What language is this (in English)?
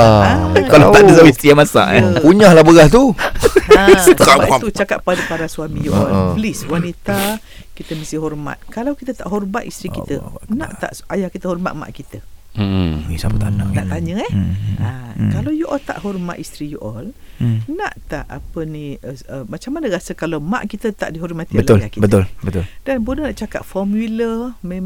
Malay